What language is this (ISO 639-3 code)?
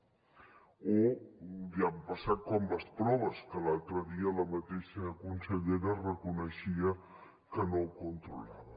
cat